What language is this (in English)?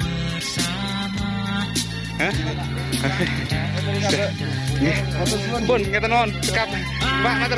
Indonesian